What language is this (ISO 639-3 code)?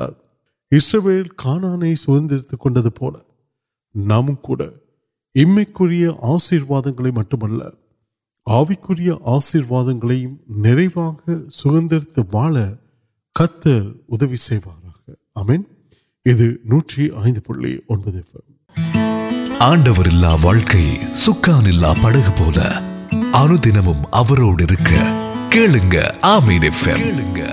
urd